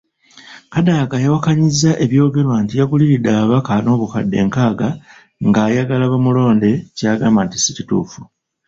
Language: Ganda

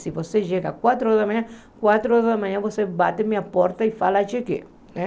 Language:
Portuguese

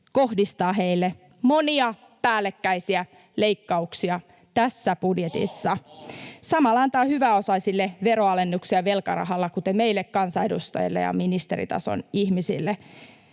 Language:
Finnish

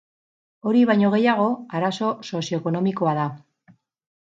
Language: Basque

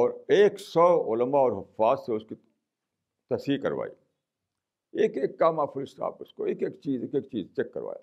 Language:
Urdu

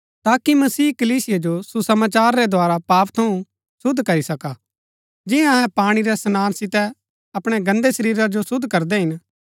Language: Gaddi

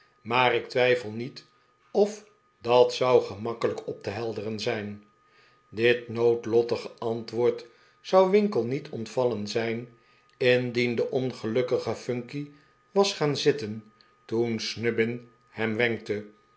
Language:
Dutch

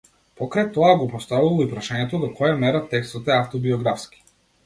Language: Macedonian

